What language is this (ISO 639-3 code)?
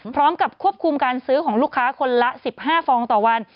tha